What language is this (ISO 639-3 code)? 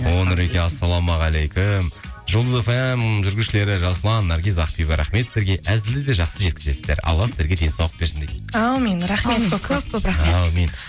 kaz